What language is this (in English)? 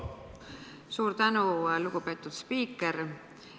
Estonian